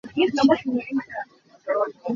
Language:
Hakha Chin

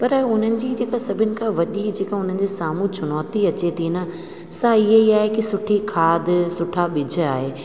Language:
Sindhi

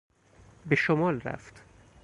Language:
Persian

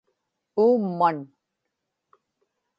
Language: Inupiaq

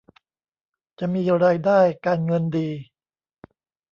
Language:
Thai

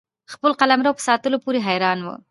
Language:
Pashto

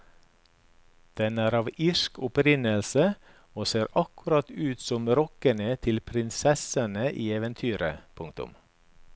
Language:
Norwegian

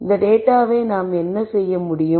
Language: Tamil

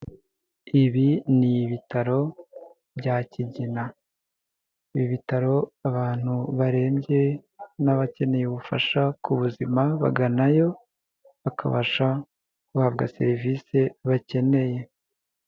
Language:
Kinyarwanda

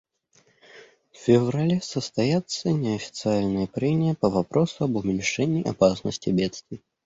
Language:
Russian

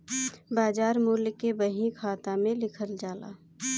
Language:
Bhojpuri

